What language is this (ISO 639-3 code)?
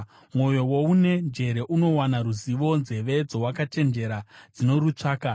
sna